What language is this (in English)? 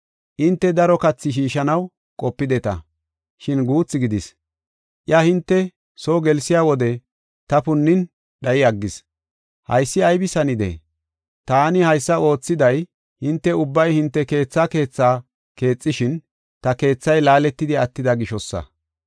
Gofa